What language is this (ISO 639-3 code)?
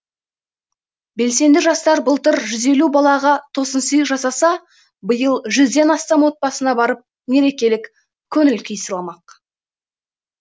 kaz